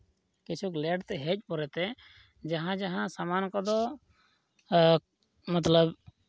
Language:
Santali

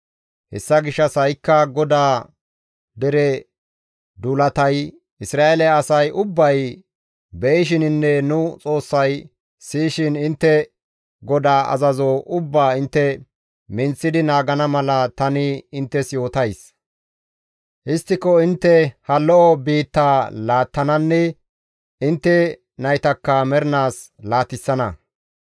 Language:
Gamo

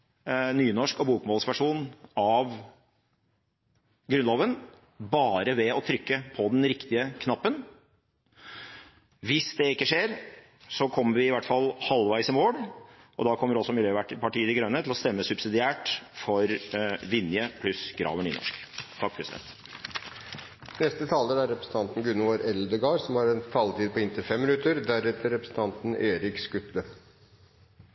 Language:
Norwegian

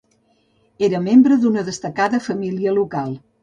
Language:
Catalan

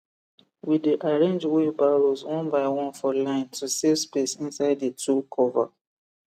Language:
Nigerian Pidgin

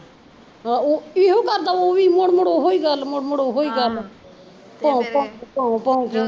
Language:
Punjabi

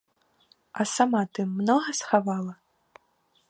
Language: Belarusian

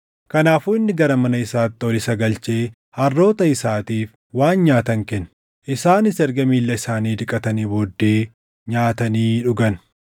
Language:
Oromo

